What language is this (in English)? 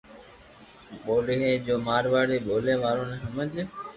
Loarki